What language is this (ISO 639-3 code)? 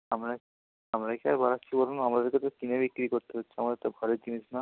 ben